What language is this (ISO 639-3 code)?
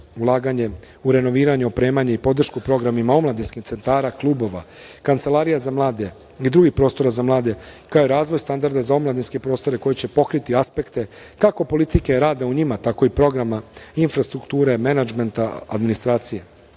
srp